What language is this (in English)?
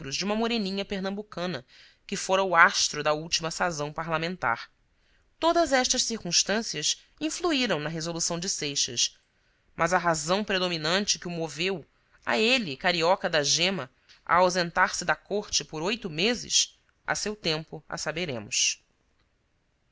Portuguese